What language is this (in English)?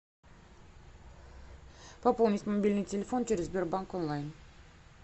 Russian